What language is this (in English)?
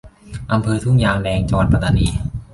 Thai